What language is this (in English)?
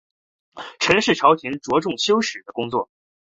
Chinese